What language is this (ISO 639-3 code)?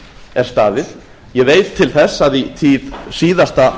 isl